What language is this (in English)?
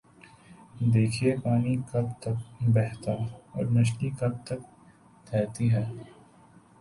Urdu